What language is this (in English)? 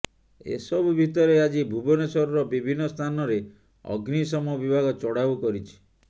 Odia